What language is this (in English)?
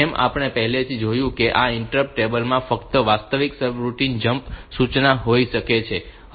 Gujarati